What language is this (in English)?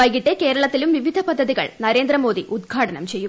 Malayalam